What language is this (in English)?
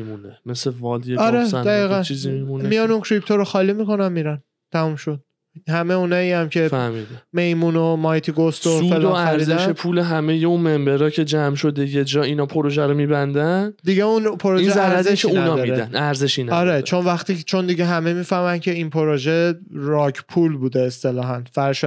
Persian